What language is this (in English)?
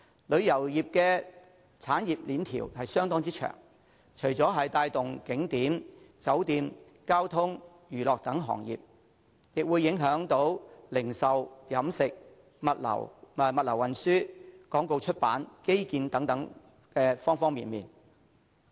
Cantonese